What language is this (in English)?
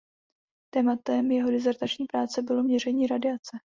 Czech